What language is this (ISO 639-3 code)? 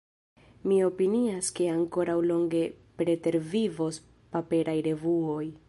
epo